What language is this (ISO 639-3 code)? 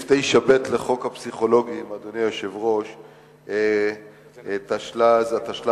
heb